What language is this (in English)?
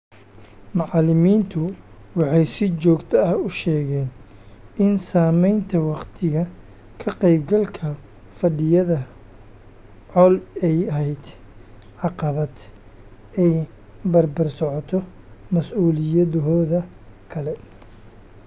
Somali